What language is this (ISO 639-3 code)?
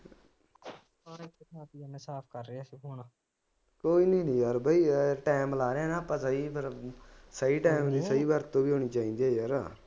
pan